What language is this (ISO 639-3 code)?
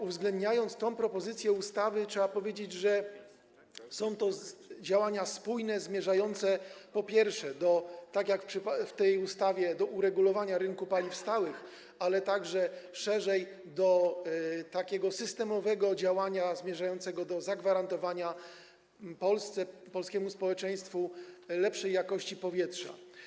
pol